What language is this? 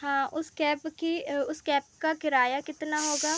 Hindi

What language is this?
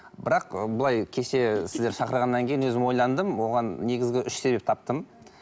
Kazakh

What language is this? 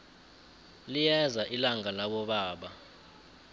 South Ndebele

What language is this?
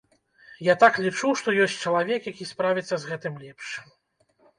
Belarusian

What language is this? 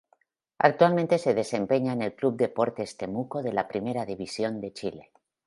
Spanish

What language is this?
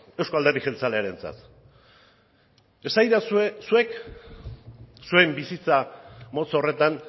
Basque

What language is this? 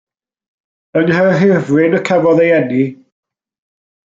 Welsh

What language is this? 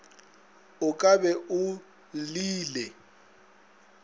Northern Sotho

